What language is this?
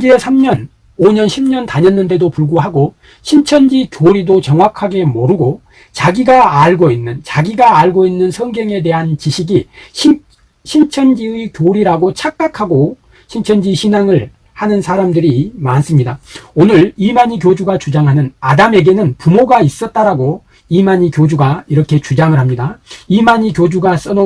Korean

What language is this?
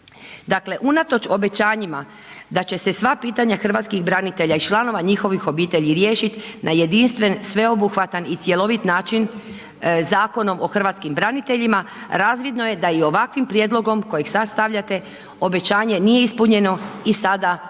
Croatian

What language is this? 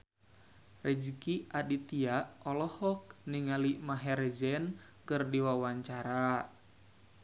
Sundanese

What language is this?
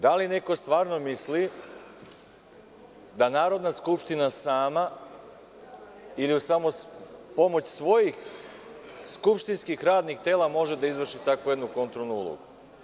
Serbian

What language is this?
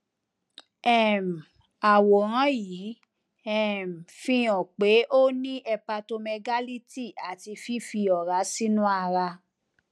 Yoruba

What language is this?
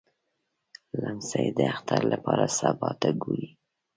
Pashto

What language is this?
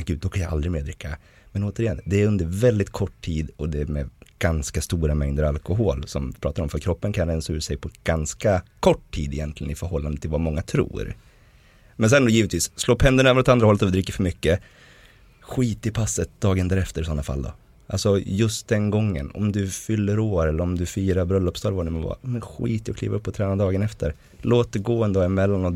Swedish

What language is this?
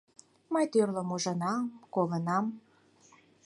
Mari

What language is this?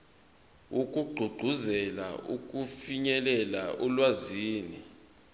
Zulu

